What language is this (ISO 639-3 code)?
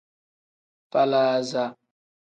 kdh